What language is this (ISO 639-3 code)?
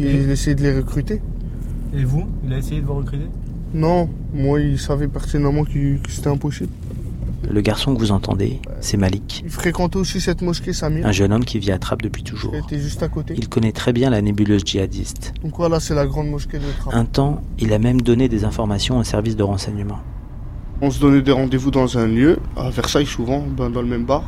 fra